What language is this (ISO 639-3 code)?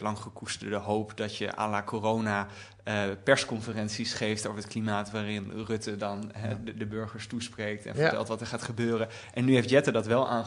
nld